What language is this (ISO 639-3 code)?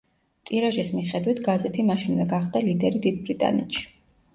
kat